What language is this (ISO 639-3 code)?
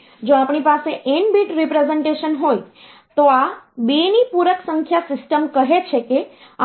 guj